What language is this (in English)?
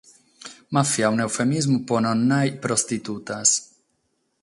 Sardinian